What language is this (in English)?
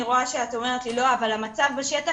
Hebrew